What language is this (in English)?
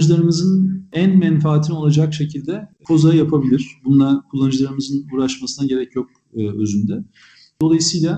Turkish